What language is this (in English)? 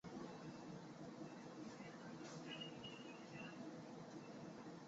Chinese